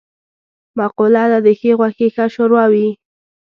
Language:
Pashto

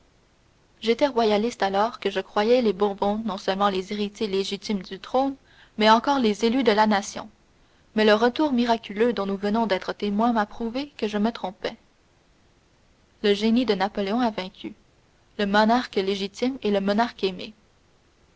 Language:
French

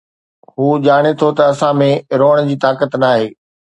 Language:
Sindhi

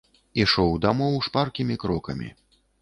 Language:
Belarusian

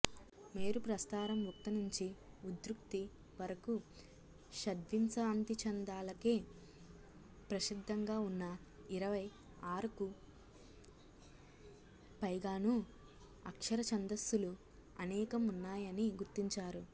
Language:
Telugu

